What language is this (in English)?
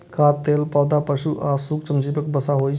Maithili